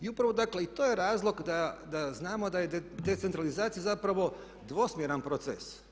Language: Croatian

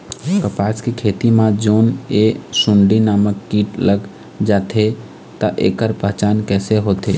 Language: Chhattisgarhi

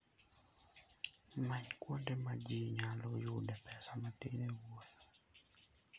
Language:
Luo (Kenya and Tanzania)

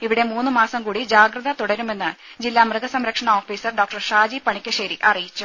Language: Malayalam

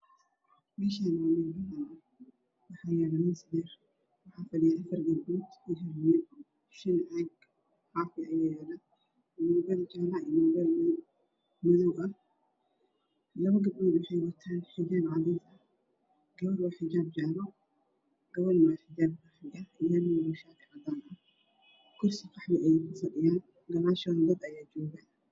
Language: Somali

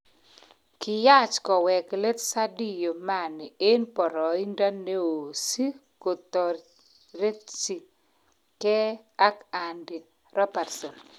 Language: Kalenjin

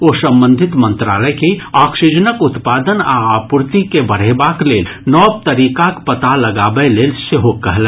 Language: Maithili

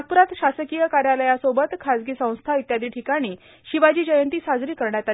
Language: Marathi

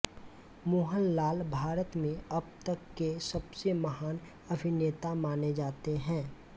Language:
Hindi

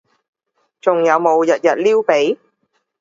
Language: Cantonese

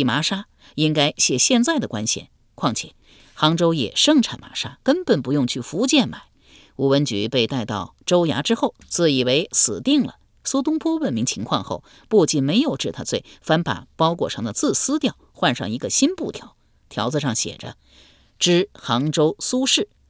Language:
Chinese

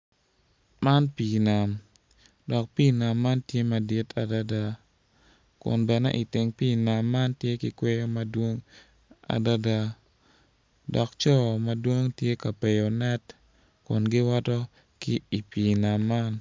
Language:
Acoli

